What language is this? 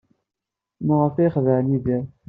Kabyle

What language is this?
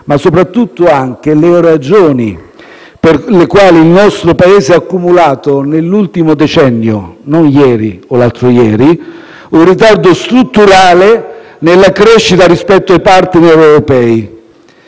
Italian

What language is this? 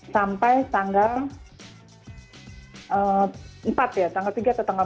Indonesian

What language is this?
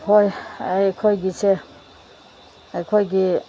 Manipuri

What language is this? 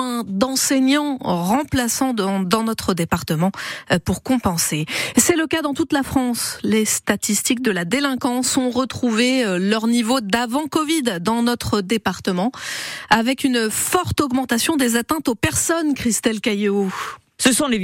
French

